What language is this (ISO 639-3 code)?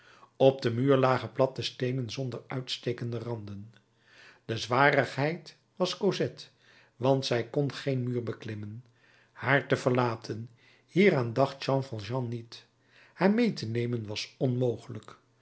nld